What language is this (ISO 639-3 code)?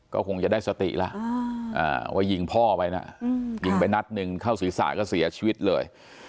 tha